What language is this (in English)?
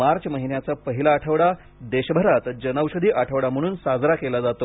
Marathi